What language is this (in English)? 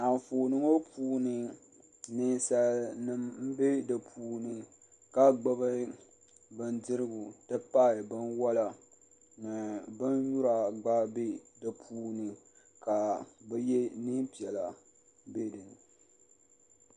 Dagbani